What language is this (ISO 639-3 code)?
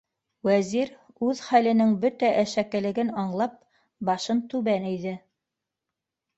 bak